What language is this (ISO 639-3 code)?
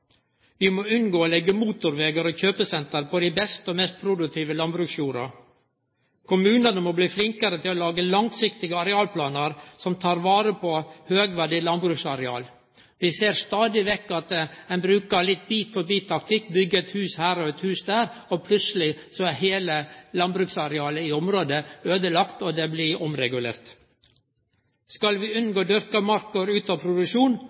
nno